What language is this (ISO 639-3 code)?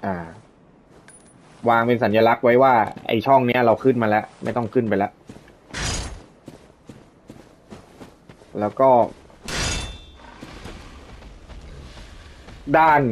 tha